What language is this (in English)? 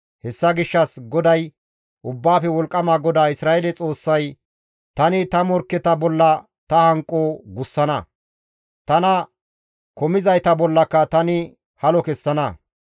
Gamo